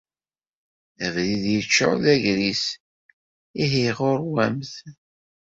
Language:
Kabyle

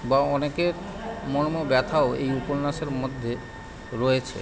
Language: Bangla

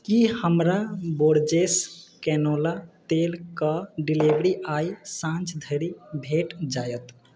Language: Maithili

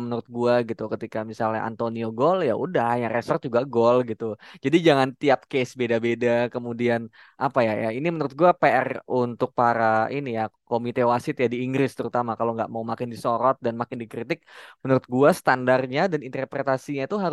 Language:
Indonesian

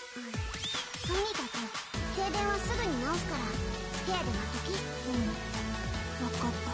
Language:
Japanese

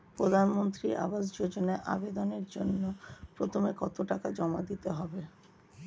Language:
Bangla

